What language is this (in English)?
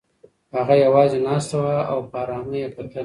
Pashto